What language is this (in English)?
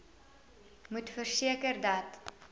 Afrikaans